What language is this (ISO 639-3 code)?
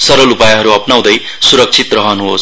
nep